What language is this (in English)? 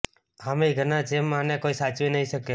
Gujarati